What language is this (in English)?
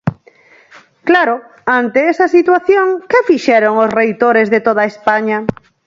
Galician